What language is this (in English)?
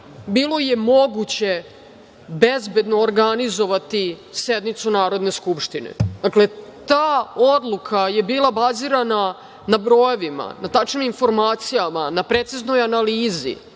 Serbian